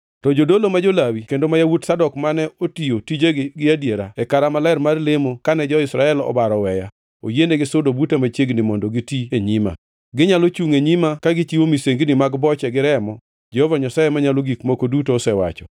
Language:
Luo (Kenya and Tanzania)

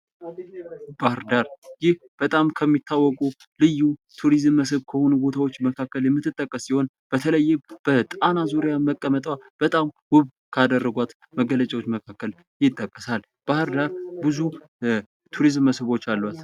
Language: Amharic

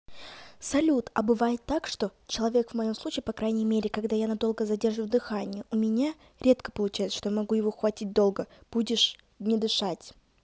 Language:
Russian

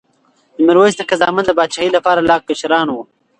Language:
Pashto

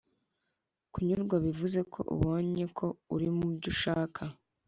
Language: Kinyarwanda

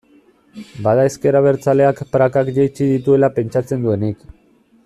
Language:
Basque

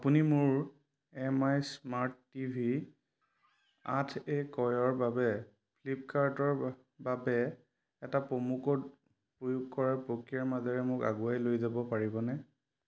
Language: Assamese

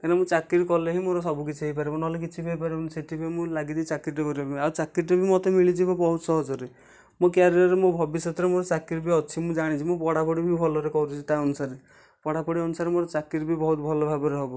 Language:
Odia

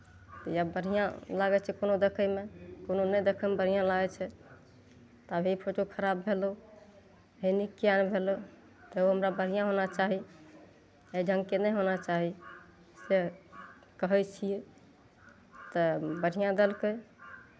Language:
Maithili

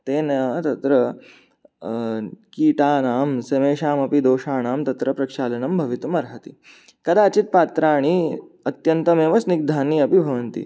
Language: Sanskrit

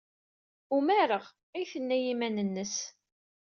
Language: Kabyle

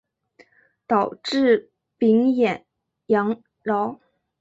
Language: Chinese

